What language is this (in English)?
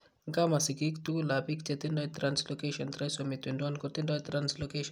Kalenjin